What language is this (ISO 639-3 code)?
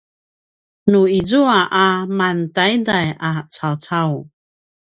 pwn